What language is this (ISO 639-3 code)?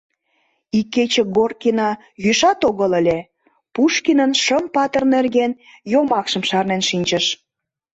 chm